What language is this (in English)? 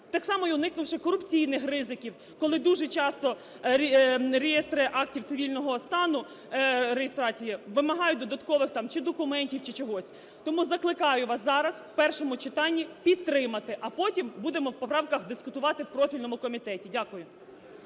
Ukrainian